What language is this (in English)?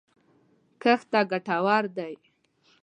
Pashto